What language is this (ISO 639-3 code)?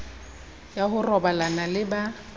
sot